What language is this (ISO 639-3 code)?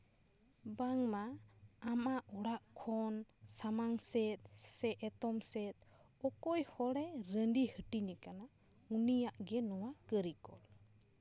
sat